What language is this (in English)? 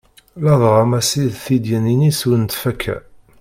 Kabyle